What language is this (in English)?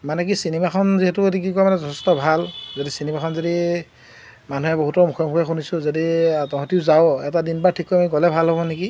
Assamese